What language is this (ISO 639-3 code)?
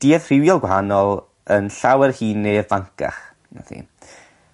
cym